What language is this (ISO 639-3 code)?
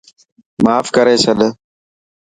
mki